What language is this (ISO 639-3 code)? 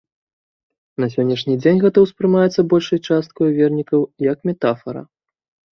bel